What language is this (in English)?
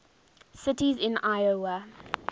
English